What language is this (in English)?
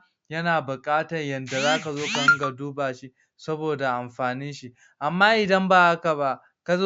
Hausa